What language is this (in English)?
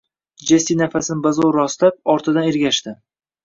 Uzbek